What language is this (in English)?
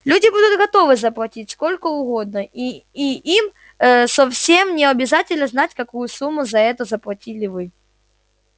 Russian